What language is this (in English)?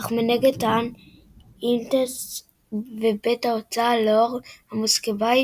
Hebrew